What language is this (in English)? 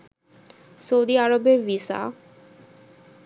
Bangla